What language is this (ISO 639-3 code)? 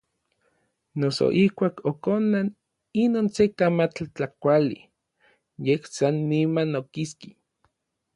nlv